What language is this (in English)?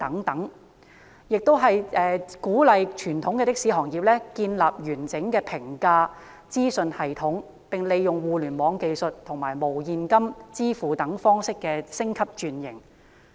Cantonese